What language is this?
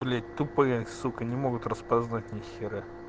Russian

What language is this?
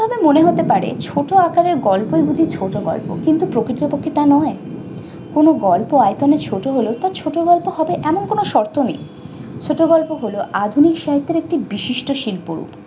Bangla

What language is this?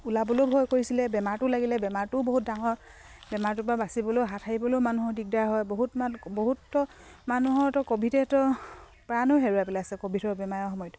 Assamese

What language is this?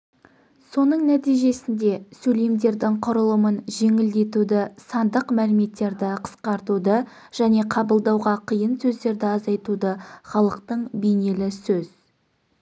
Kazakh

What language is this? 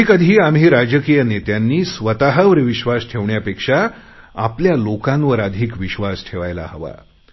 Marathi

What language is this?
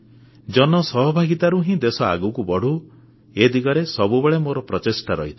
Odia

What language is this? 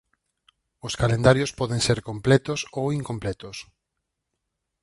Galician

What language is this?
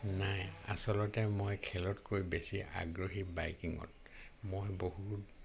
Assamese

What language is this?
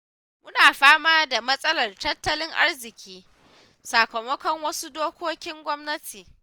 Hausa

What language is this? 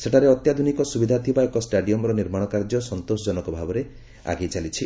Odia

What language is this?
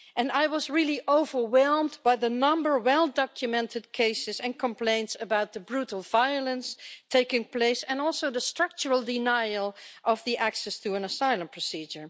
English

